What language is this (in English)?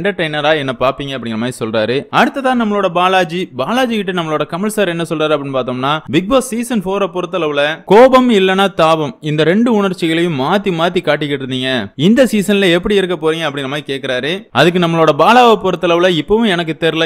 Hindi